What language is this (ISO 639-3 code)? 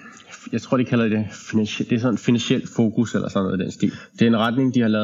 dan